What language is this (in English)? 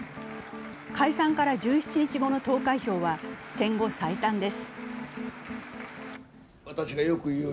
Japanese